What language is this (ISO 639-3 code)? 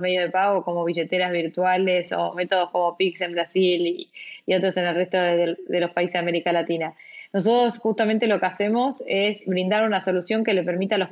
spa